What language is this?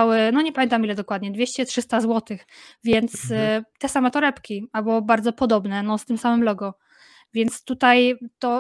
Polish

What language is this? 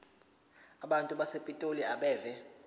Zulu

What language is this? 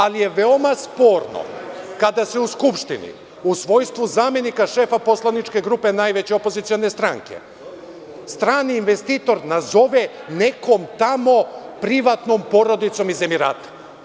Serbian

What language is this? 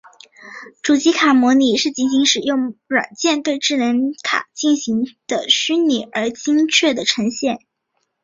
Chinese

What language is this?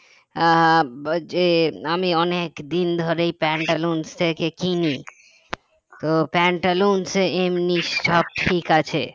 Bangla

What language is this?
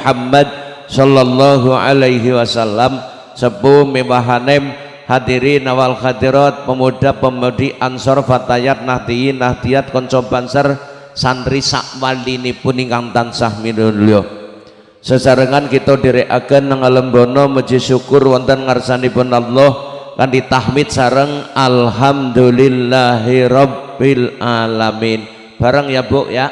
Indonesian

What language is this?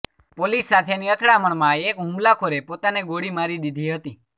Gujarati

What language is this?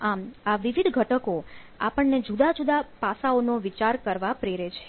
Gujarati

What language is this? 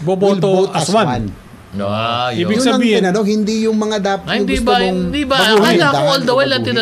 Filipino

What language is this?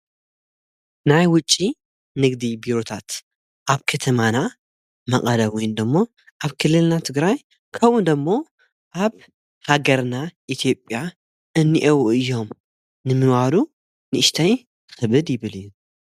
Tigrinya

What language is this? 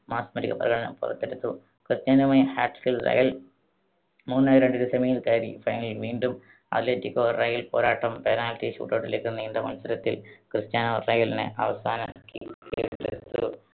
Malayalam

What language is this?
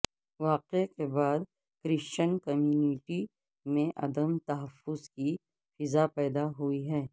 Urdu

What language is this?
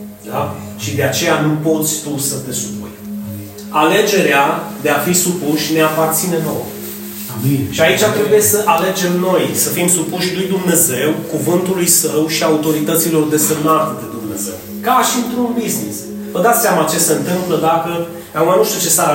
Romanian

